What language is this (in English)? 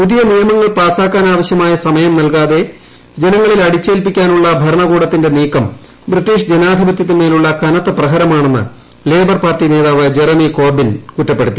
Malayalam